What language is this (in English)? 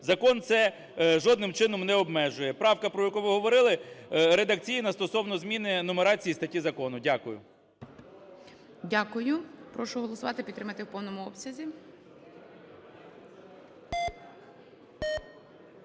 Ukrainian